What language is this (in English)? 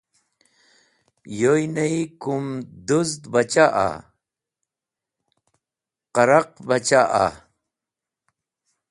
Wakhi